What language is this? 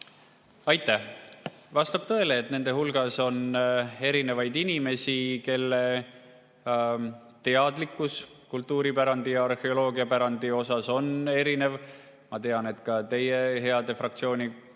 Estonian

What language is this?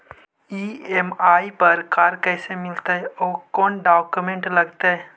Magahi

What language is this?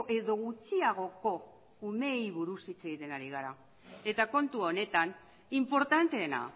Basque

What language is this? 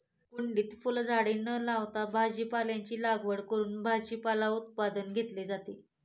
Marathi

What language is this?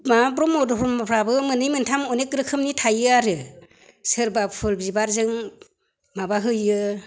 Bodo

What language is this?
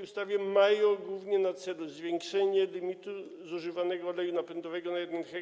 Polish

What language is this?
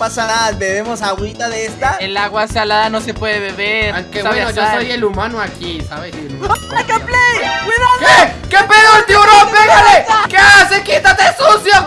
Spanish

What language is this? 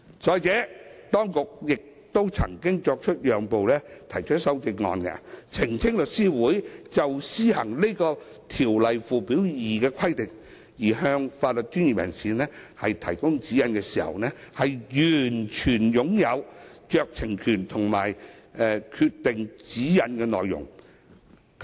Cantonese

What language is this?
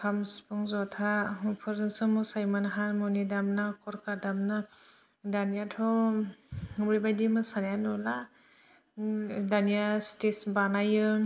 Bodo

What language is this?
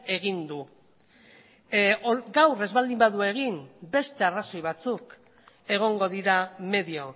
Basque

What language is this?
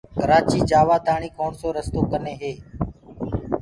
Gurgula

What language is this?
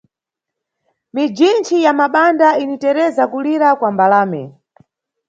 Nyungwe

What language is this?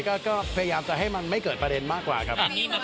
Thai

